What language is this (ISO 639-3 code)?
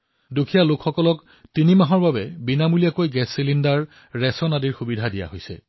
asm